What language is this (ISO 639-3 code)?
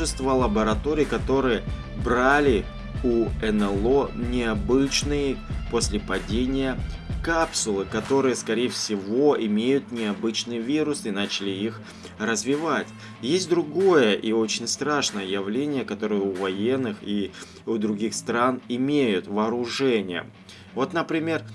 rus